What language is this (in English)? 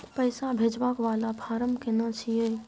Maithili